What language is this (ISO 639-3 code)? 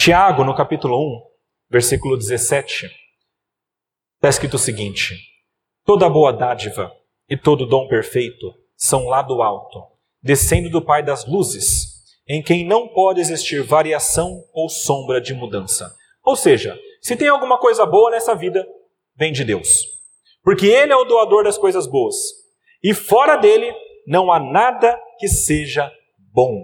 por